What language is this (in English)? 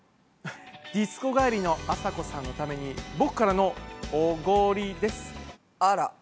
Japanese